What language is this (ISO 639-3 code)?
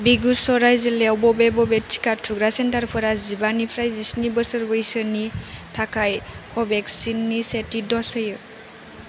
brx